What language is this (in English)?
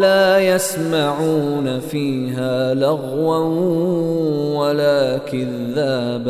Arabic